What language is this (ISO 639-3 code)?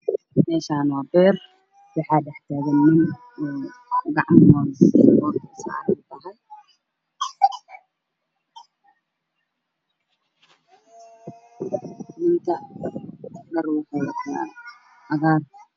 som